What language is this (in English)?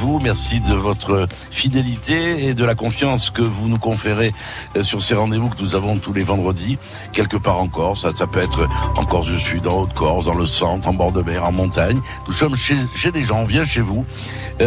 French